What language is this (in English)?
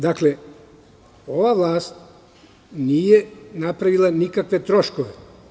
Serbian